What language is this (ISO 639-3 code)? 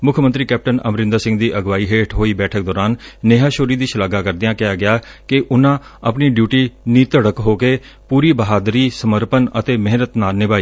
pan